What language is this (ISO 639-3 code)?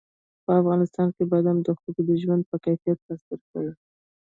pus